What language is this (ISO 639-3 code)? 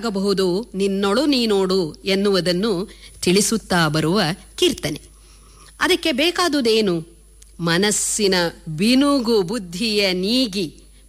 kan